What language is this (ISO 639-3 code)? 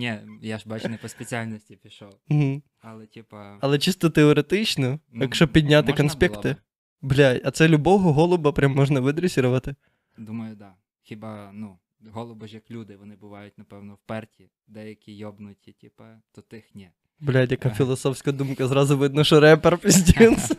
ukr